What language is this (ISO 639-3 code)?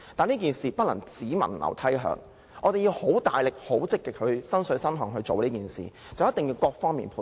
yue